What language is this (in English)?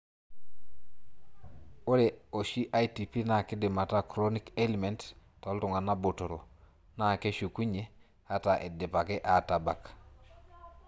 Masai